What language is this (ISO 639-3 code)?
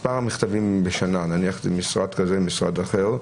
heb